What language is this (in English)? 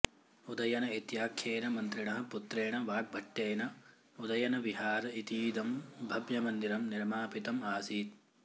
Sanskrit